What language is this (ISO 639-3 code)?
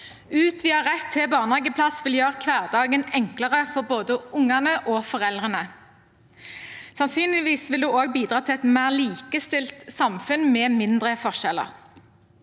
nor